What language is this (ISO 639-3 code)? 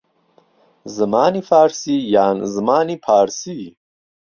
ckb